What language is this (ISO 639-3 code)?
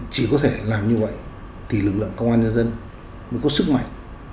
vie